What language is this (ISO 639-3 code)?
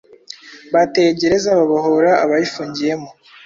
kin